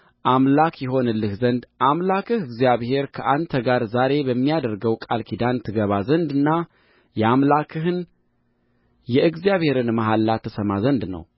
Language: Amharic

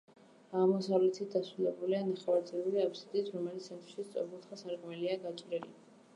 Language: Georgian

